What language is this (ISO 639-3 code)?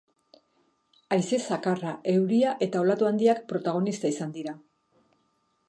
eus